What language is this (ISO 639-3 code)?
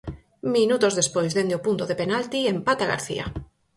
glg